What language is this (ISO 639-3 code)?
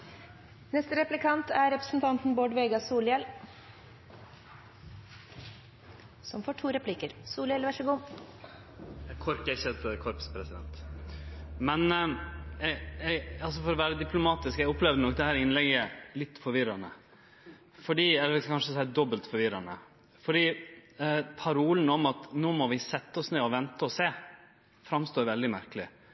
nno